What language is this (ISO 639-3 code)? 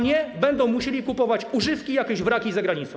pol